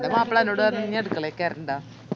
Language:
Malayalam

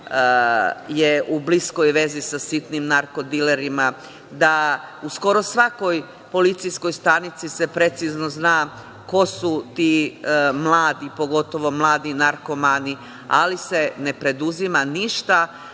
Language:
Serbian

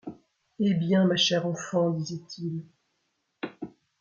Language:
French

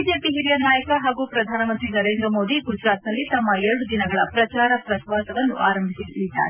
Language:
Kannada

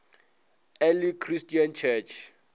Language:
Northern Sotho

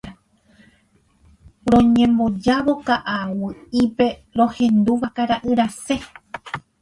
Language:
Guarani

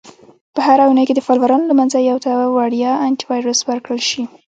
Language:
Pashto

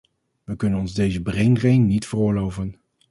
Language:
Dutch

